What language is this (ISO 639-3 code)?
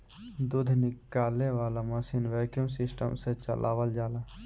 bho